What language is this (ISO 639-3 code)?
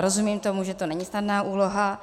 ces